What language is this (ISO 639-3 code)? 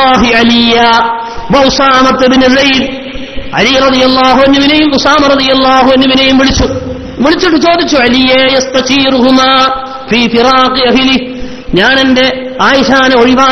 ara